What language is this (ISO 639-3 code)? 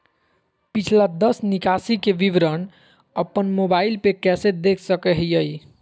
mag